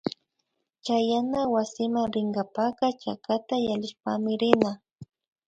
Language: Imbabura Highland Quichua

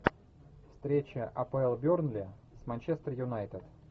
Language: Russian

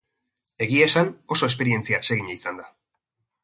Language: Basque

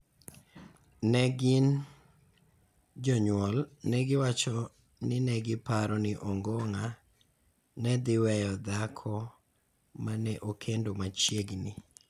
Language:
Luo (Kenya and Tanzania)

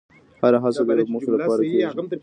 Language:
Pashto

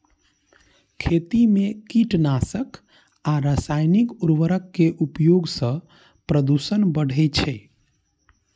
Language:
Maithili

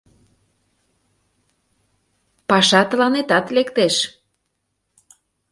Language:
Mari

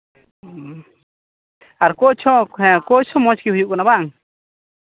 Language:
Santali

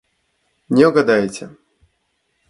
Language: Russian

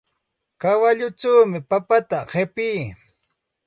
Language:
Santa Ana de Tusi Pasco Quechua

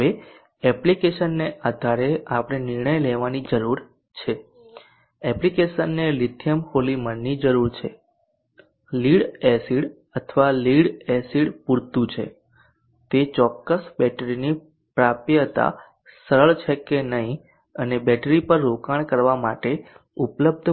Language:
Gujarati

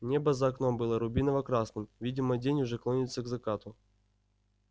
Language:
Russian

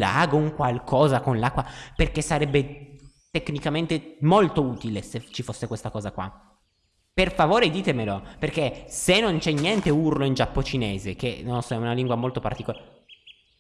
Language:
Italian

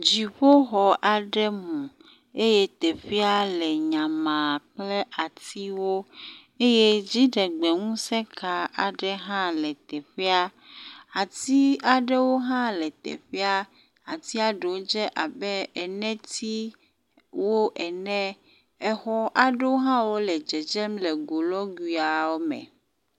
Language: Ewe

